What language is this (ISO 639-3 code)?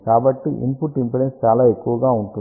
tel